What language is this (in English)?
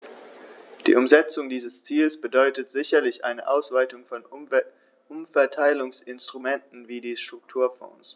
German